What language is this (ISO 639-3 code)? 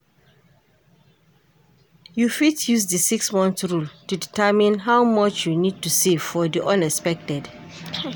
pcm